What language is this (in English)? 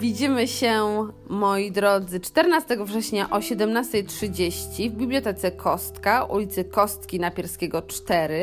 Polish